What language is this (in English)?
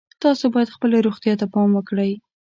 Pashto